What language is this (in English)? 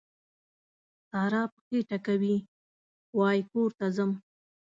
Pashto